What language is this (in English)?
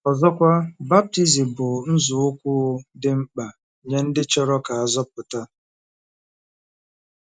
Igbo